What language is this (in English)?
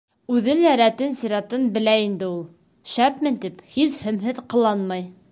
Bashkir